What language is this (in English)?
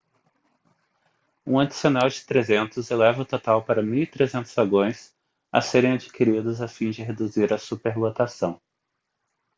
Portuguese